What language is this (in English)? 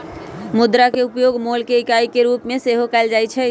Magahi